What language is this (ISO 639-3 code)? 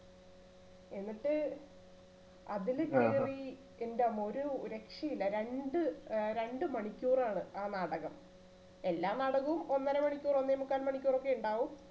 mal